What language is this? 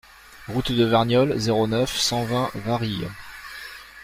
French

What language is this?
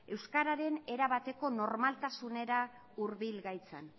Basque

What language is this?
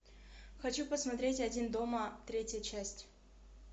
Russian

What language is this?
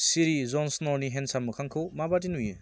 Bodo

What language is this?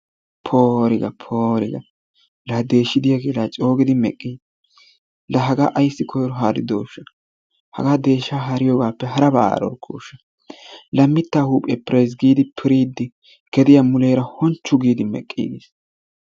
Wolaytta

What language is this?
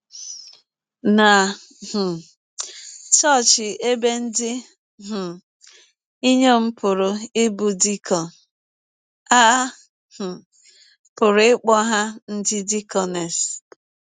Igbo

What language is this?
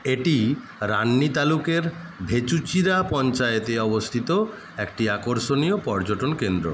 Bangla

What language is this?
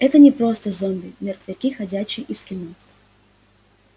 Russian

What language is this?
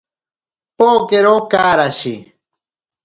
Ashéninka Perené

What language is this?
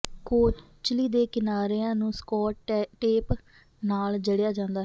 Punjabi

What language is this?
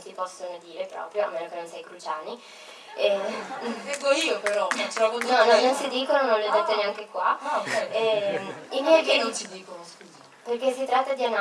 Italian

